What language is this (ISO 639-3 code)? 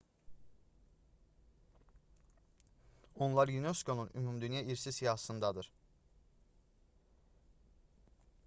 aze